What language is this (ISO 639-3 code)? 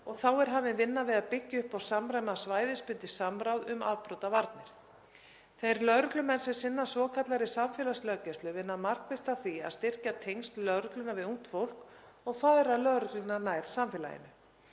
isl